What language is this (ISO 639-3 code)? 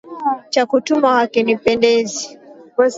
swa